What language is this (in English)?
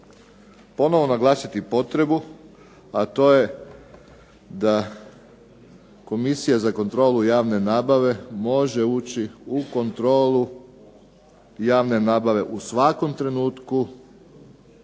Croatian